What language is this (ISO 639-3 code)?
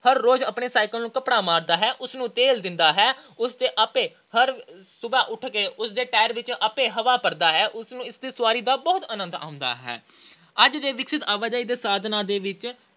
pan